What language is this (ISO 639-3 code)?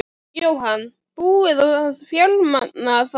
isl